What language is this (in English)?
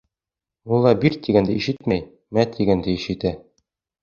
Bashkir